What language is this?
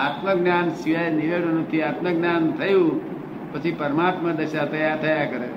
Gujarati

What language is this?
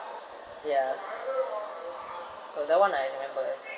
English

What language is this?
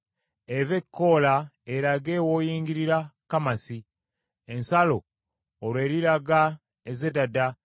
Ganda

